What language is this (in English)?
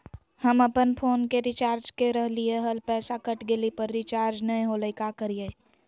Magahi